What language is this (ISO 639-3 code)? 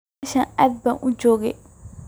som